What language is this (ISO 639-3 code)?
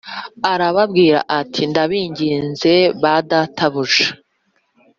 kin